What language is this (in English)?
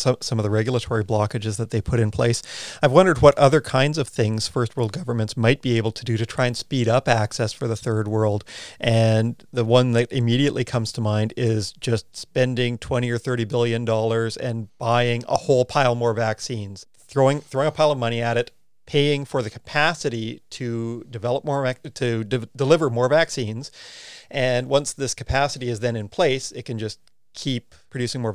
English